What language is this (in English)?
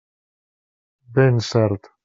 Catalan